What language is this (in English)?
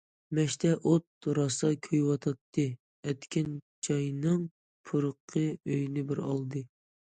Uyghur